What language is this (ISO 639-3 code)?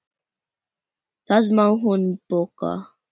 isl